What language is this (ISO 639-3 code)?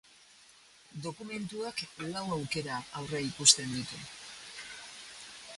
eus